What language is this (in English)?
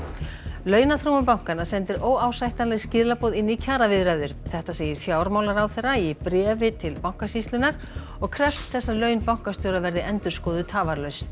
Icelandic